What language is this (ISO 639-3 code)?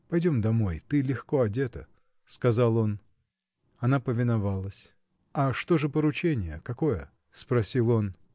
rus